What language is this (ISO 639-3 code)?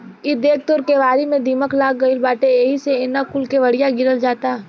bho